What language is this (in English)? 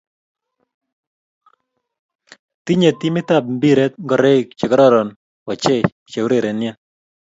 Kalenjin